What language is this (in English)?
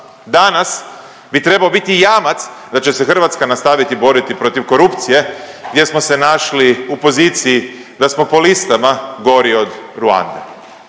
Croatian